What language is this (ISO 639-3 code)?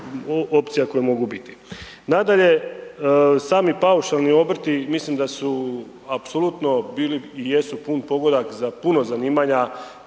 hrv